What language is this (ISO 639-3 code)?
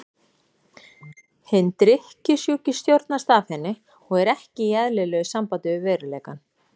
isl